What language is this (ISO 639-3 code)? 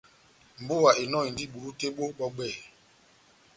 bnm